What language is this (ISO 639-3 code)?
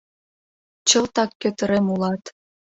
chm